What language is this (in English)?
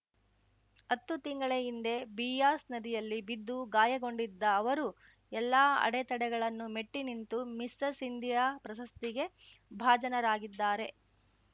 Kannada